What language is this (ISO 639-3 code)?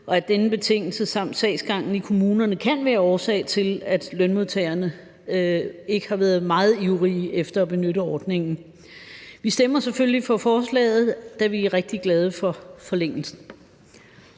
dan